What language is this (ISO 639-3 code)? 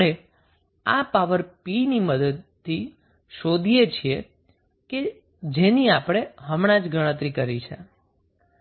guj